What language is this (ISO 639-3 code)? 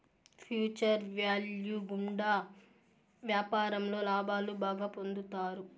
tel